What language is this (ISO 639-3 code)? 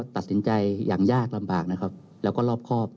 tha